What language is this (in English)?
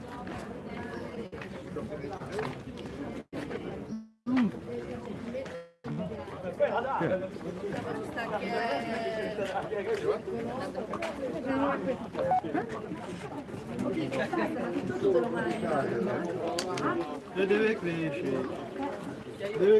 Italian